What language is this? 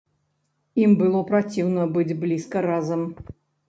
Belarusian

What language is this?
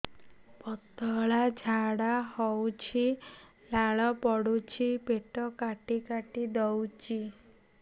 Odia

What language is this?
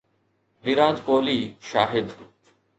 Sindhi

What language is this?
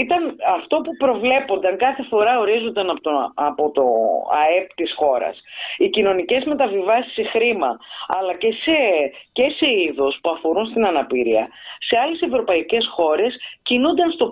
Greek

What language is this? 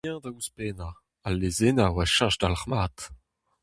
Breton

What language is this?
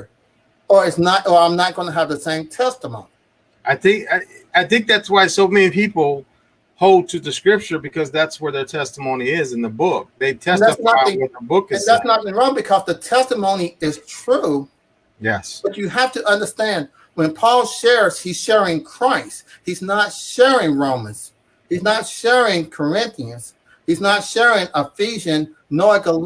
English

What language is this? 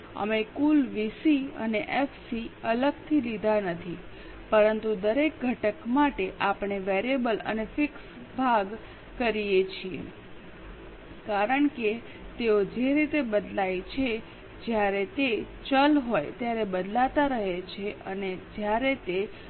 Gujarati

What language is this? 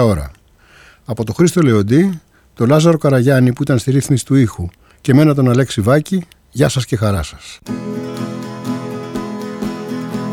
Greek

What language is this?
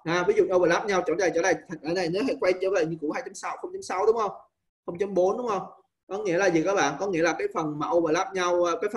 Vietnamese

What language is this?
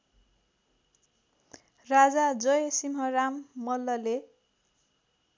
Nepali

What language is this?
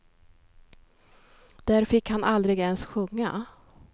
Swedish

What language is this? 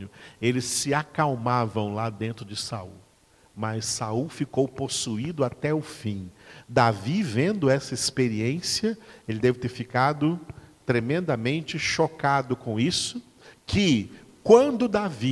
Portuguese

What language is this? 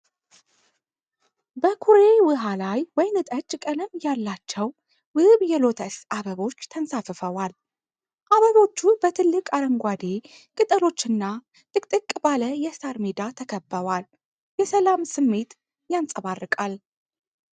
Amharic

